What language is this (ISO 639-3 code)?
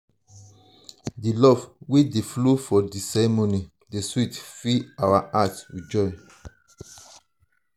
pcm